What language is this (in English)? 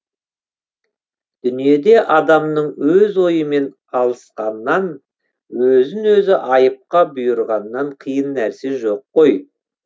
Kazakh